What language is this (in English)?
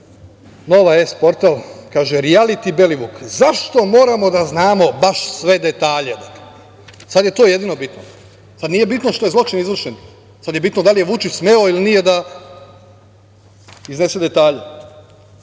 Serbian